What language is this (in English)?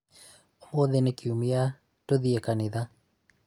Kikuyu